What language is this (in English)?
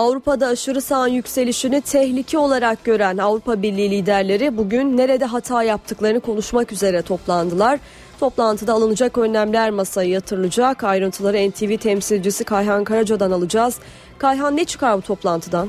Turkish